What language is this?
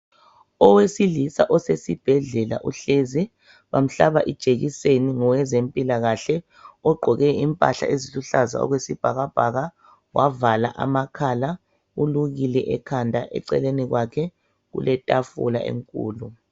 North Ndebele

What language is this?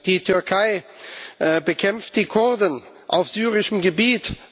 German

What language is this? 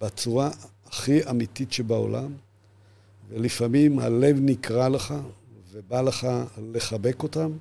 Hebrew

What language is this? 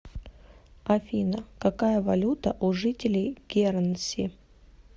Russian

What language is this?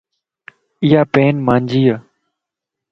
Lasi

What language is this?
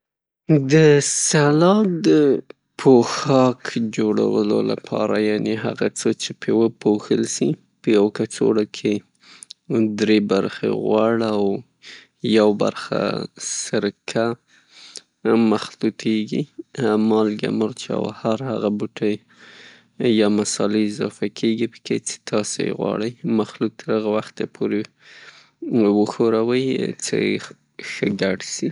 Pashto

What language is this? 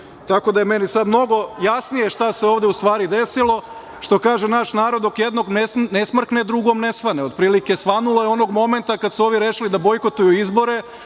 Serbian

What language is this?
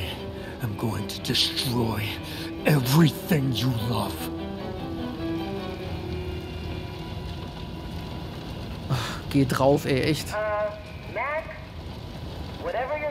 German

